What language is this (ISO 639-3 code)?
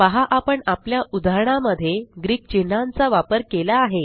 mar